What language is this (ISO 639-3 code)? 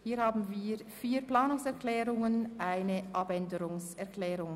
gsw